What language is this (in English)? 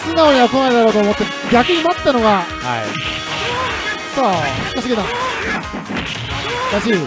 Japanese